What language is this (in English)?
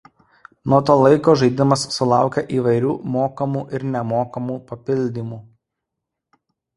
Lithuanian